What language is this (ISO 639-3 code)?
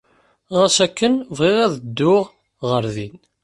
kab